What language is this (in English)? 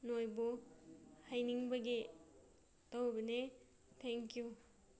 Manipuri